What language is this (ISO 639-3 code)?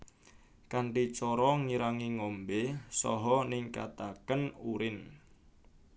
jav